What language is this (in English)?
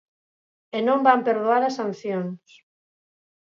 Galician